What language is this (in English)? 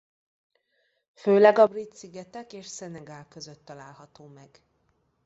Hungarian